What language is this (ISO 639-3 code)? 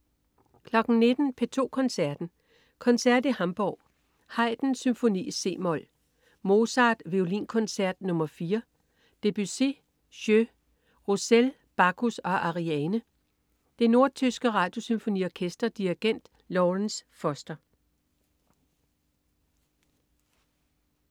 dan